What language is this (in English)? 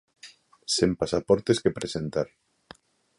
Galician